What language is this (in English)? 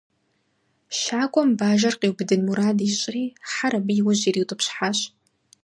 Kabardian